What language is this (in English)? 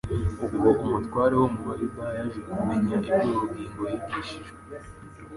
Kinyarwanda